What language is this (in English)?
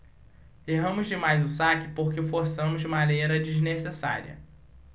Portuguese